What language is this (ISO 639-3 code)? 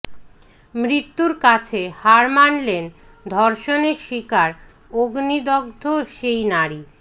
ben